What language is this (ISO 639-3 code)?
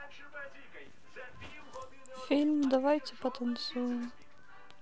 rus